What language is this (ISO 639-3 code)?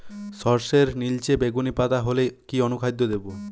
ben